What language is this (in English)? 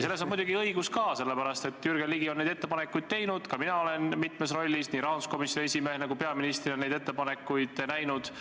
Estonian